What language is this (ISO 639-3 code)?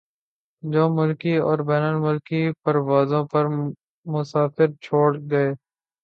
urd